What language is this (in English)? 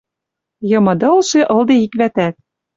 Western Mari